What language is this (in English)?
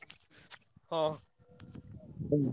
Odia